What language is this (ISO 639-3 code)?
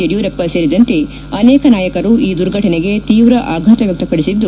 kan